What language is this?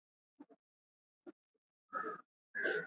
Swahili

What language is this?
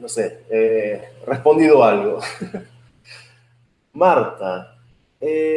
Spanish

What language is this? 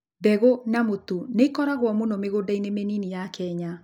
Kikuyu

